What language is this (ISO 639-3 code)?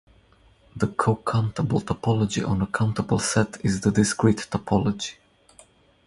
eng